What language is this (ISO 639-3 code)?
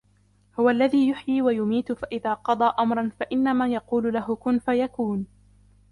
ara